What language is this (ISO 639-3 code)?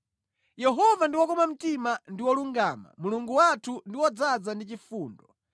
nya